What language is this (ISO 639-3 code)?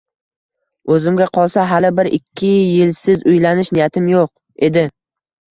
uzb